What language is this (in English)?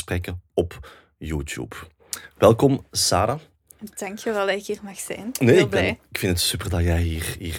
Dutch